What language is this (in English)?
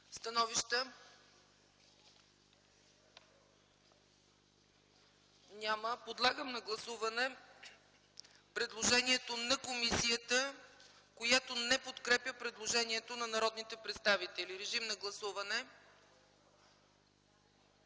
Bulgarian